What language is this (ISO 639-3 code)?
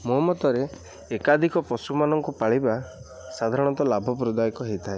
ori